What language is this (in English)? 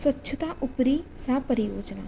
Sanskrit